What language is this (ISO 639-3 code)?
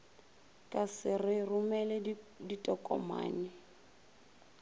nso